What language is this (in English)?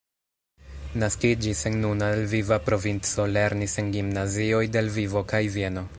Esperanto